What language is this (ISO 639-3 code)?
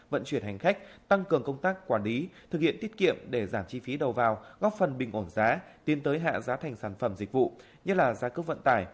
vie